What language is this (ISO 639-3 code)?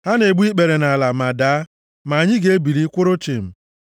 ibo